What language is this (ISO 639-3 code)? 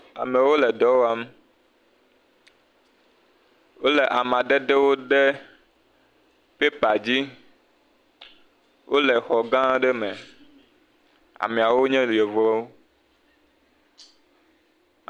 ewe